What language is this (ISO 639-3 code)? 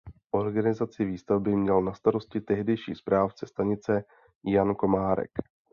ces